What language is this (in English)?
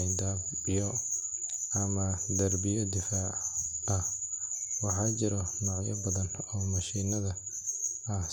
Somali